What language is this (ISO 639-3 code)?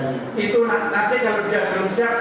ind